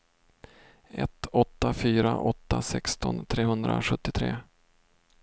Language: Swedish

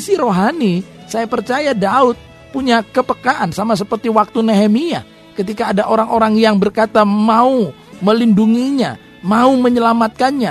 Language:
Indonesian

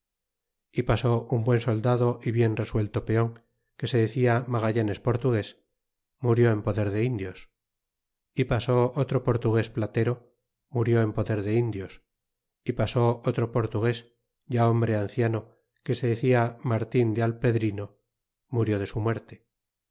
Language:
Spanish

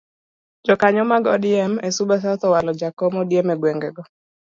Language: Luo (Kenya and Tanzania)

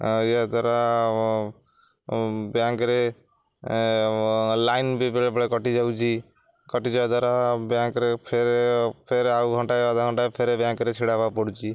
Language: Odia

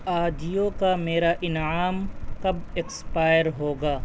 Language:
Urdu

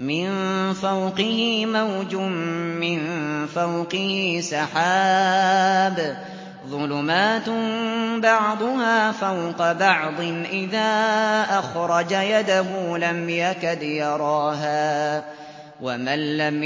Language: Arabic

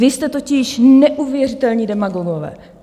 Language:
Czech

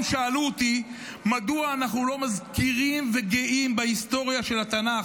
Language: Hebrew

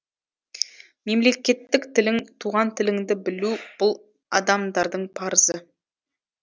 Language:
Kazakh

